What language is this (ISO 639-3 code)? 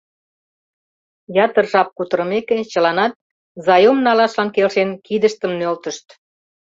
chm